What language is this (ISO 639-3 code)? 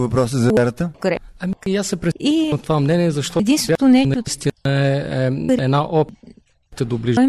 bul